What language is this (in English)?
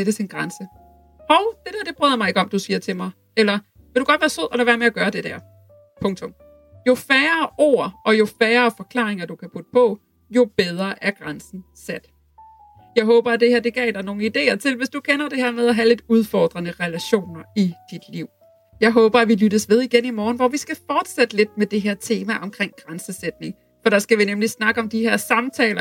Danish